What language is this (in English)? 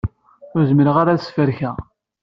Kabyle